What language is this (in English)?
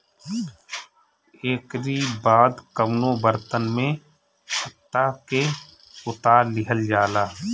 Bhojpuri